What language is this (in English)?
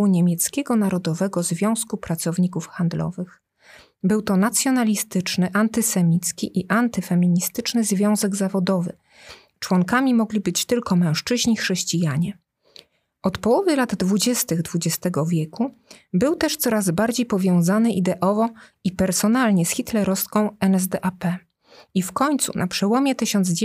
Polish